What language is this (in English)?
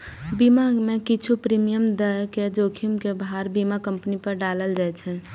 Maithili